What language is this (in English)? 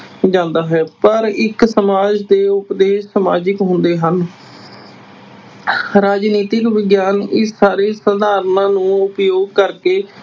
Punjabi